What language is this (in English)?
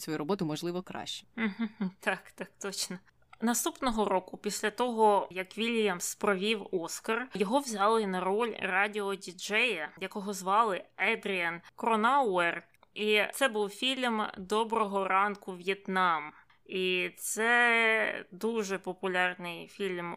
Ukrainian